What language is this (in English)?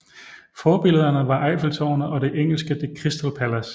Danish